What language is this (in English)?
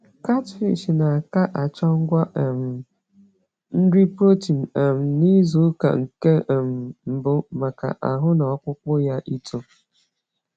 Igbo